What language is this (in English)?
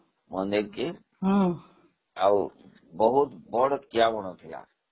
Odia